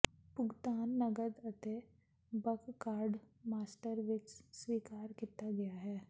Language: Punjabi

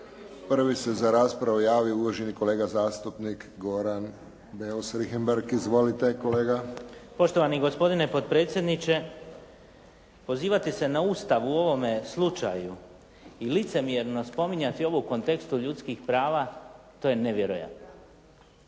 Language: Croatian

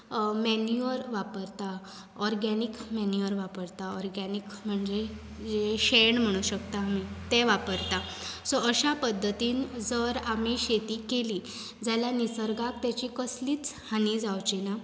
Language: Konkani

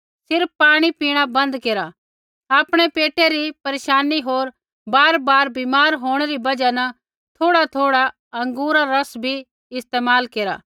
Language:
Kullu Pahari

